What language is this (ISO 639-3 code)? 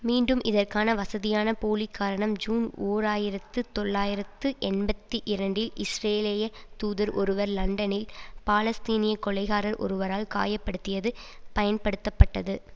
tam